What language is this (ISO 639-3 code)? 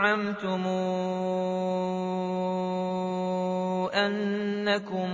ara